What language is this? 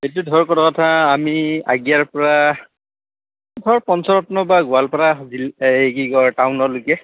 Assamese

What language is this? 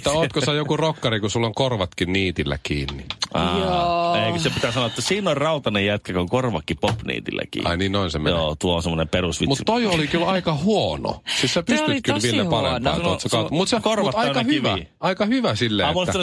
Finnish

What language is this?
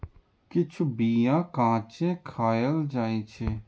Maithili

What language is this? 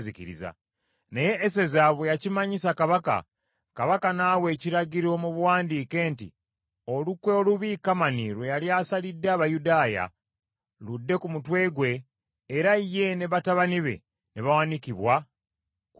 Ganda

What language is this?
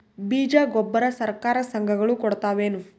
Kannada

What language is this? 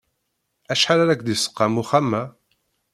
Kabyle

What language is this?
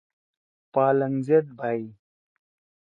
Torwali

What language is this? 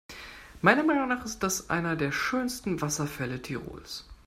German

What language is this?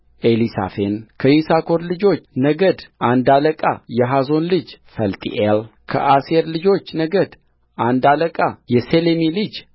Amharic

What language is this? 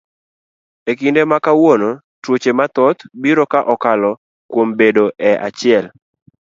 Luo (Kenya and Tanzania)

